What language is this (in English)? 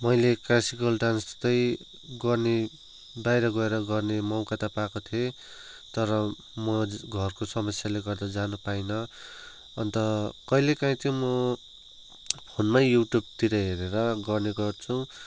Nepali